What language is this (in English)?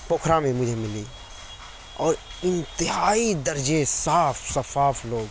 Urdu